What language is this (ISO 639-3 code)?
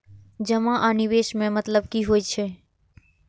mai